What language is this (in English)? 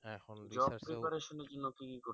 Bangla